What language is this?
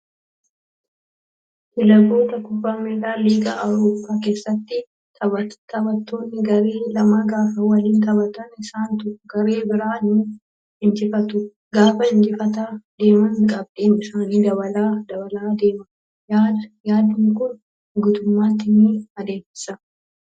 Oromo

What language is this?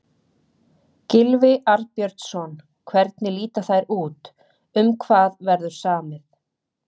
Icelandic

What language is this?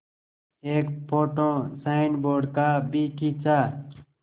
Hindi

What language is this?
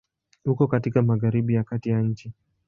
Swahili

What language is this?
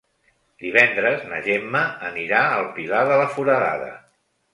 Catalan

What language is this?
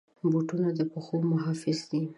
Pashto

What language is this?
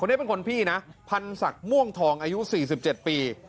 Thai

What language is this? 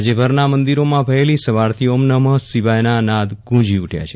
Gujarati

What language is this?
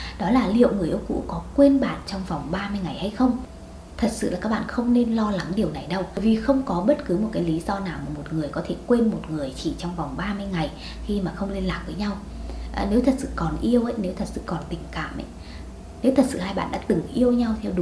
Vietnamese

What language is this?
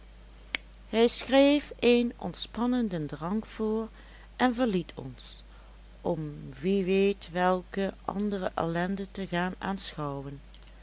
Dutch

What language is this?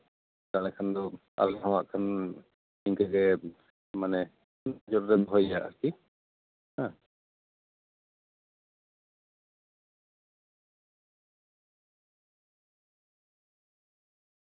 Santali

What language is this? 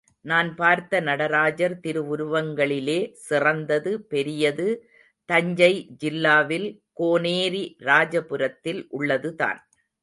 Tamil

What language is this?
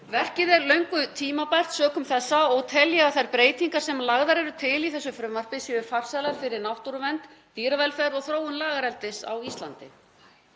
Icelandic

